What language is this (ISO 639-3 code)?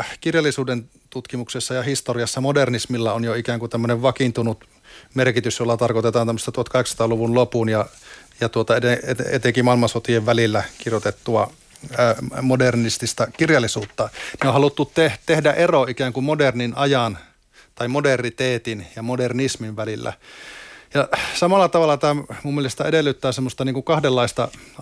fin